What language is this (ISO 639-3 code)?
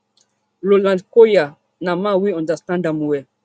pcm